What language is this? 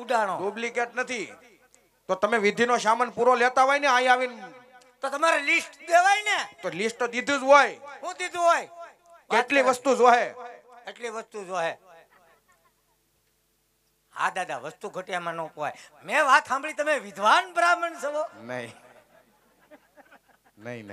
Indonesian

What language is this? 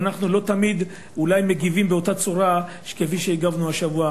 Hebrew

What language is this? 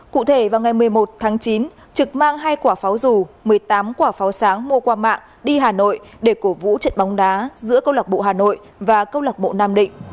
Vietnamese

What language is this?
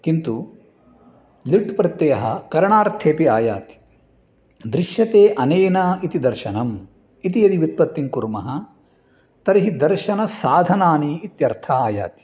Sanskrit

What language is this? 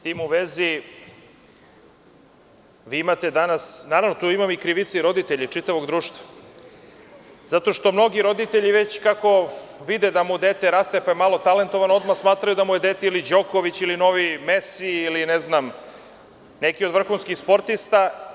Serbian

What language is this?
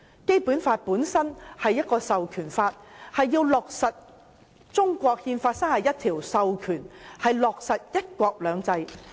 Cantonese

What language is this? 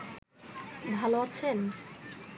Bangla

